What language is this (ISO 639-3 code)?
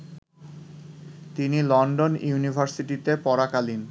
ben